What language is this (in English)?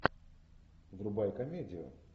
Russian